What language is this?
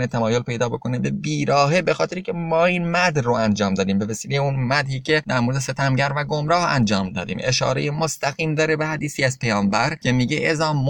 Persian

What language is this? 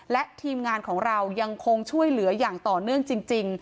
Thai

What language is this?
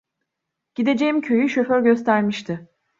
Turkish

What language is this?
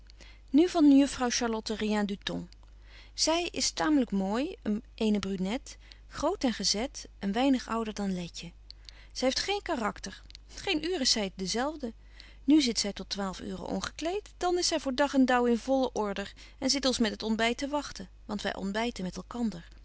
Dutch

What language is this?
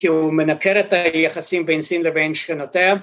Hebrew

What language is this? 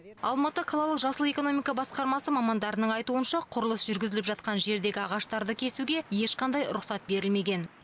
Kazakh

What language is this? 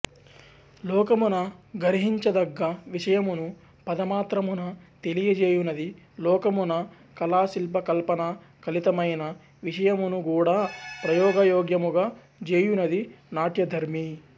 Telugu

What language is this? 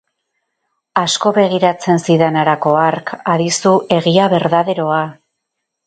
Basque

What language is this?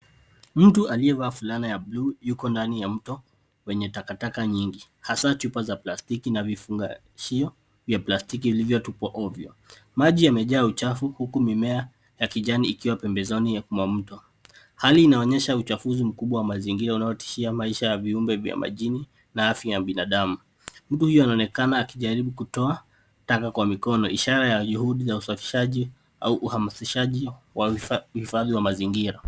Swahili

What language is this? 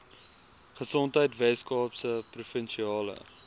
Afrikaans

